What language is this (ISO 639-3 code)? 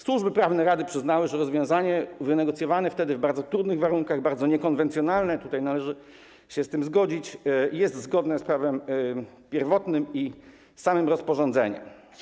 pol